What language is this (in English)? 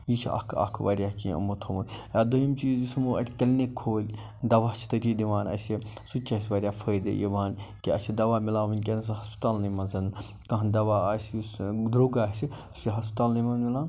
Kashmiri